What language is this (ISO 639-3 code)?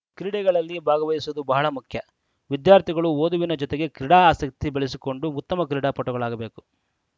kan